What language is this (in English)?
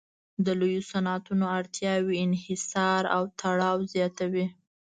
Pashto